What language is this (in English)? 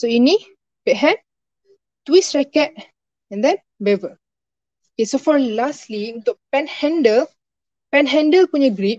Malay